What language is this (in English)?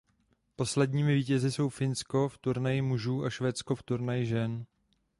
Czech